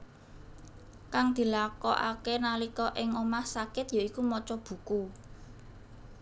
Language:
Javanese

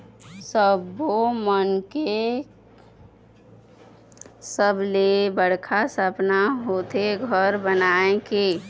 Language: Chhattisgarhi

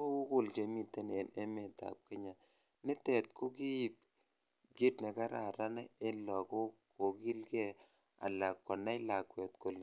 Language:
Kalenjin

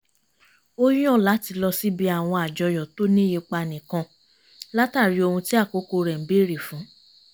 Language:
Yoruba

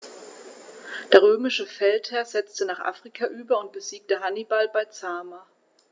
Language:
German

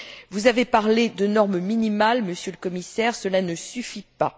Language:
French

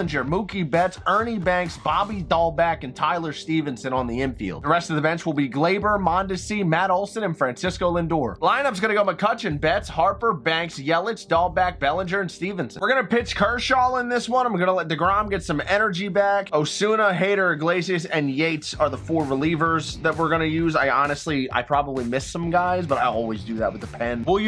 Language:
English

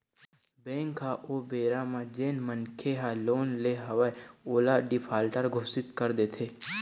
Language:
Chhattisgarhi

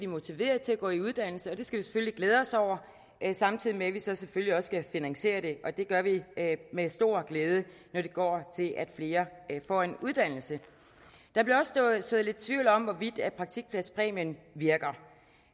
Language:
Danish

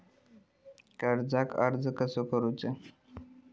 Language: Marathi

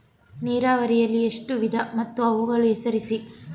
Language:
Kannada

